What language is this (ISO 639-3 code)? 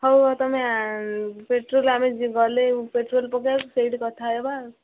ori